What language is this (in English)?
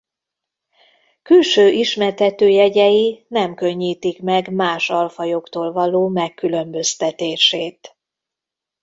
Hungarian